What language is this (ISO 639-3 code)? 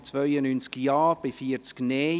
gsw